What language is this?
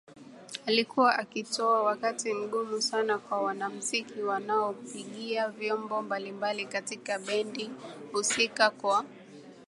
Swahili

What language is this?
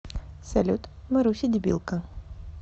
Russian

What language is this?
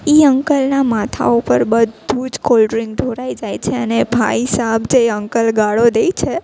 Gujarati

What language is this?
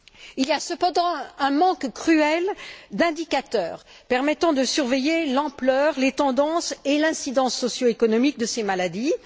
French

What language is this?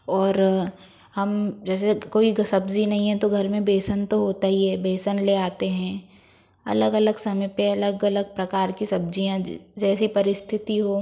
Hindi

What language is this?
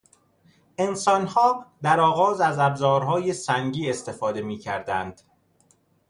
Persian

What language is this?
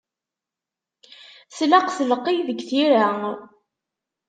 Kabyle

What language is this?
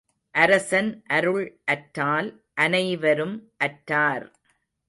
Tamil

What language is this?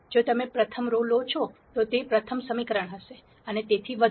Gujarati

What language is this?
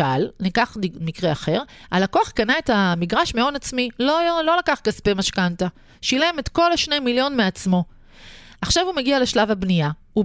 Hebrew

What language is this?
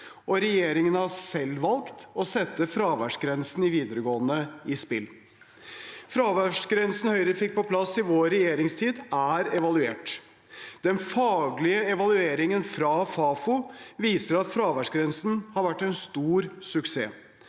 Norwegian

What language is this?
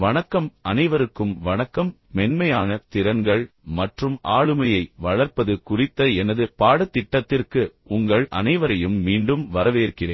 Tamil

